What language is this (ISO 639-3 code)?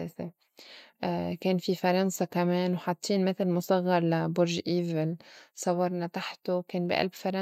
apc